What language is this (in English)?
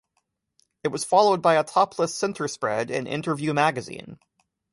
English